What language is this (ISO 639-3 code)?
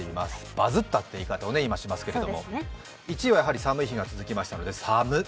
jpn